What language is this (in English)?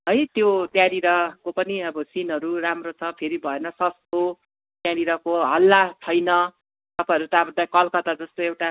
Nepali